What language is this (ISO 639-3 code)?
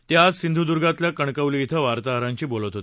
mar